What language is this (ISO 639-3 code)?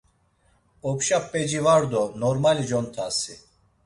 lzz